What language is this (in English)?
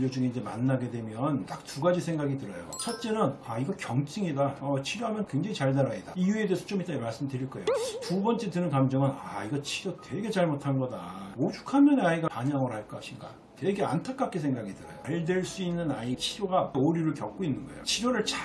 Korean